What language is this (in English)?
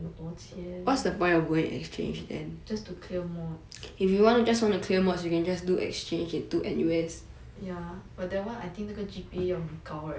English